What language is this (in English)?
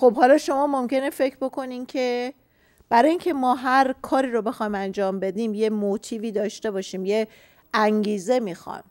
Persian